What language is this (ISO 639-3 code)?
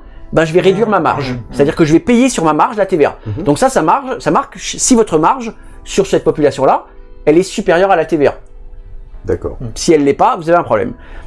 fra